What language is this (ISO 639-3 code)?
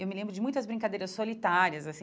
por